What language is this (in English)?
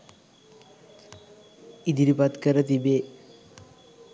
Sinhala